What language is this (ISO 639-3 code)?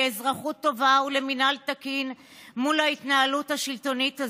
heb